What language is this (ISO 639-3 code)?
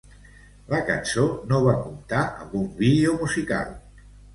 cat